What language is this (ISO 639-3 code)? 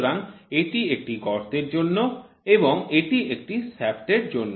ben